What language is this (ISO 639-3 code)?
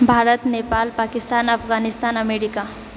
mai